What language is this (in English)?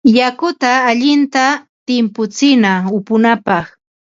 Ambo-Pasco Quechua